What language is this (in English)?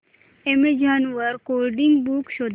Marathi